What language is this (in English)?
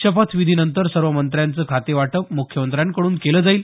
Marathi